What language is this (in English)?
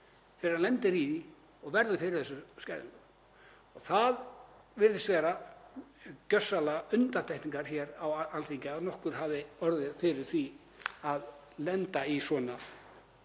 Icelandic